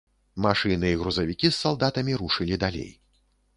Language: Belarusian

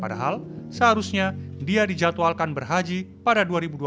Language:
Indonesian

